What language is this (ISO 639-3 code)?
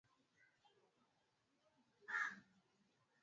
swa